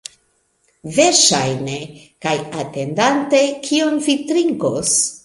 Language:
Esperanto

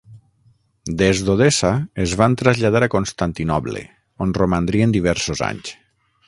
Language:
Catalan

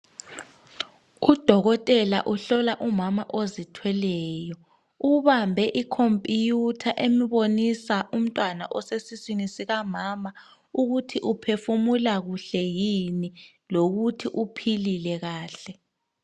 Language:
North Ndebele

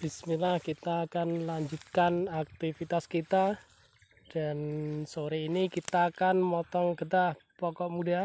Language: Indonesian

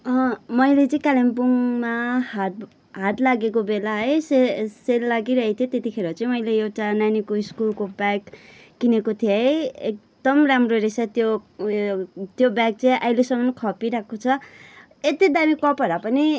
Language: Nepali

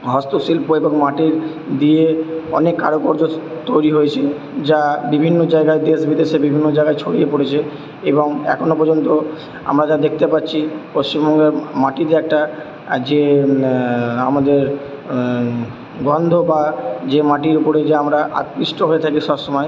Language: Bangla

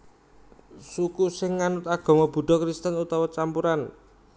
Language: Javanese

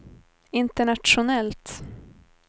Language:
Swedish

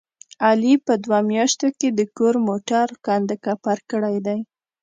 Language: Pashto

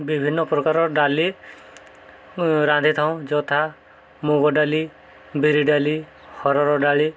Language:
Odia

